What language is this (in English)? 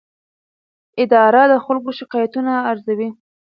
Pashto